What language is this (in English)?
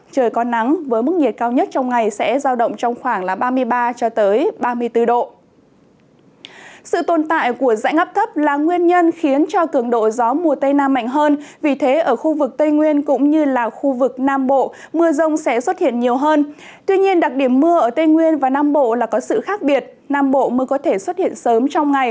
Vietnamese